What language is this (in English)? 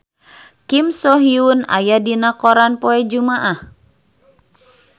Sundanese